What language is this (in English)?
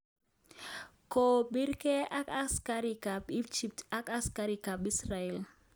Kalenjin